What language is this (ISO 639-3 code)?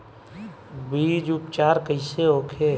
bho